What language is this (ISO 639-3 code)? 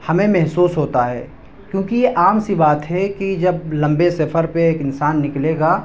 urd